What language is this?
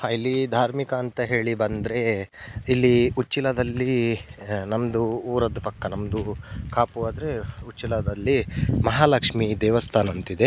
Kannada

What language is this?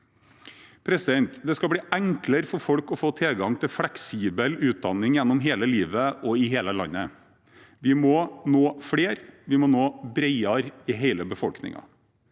Norwegian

